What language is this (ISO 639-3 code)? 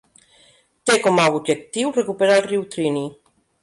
cat